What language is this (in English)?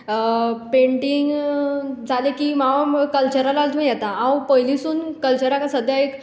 Konkani